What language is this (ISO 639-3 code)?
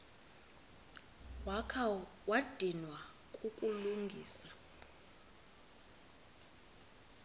xho